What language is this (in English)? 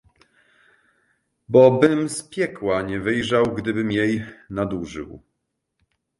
Polish